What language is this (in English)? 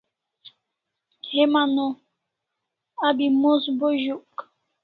Kalasha